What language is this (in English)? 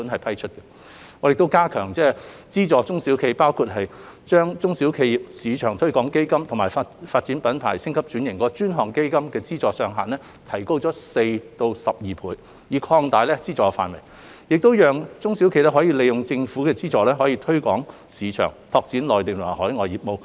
Cantonese